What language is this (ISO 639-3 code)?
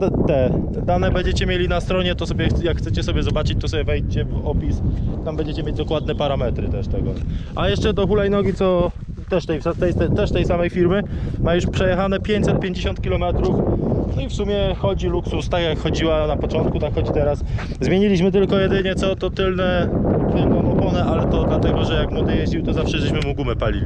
pol